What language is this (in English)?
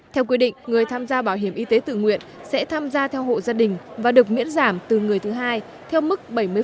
Vietnamese